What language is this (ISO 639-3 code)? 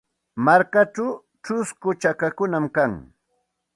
qxt